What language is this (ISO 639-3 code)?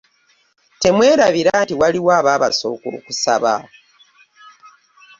lug